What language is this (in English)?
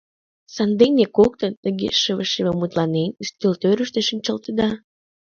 Mari